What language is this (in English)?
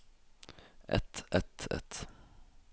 Norwegian